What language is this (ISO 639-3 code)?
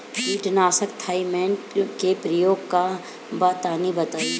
bho